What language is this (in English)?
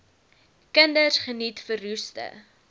Afrikaans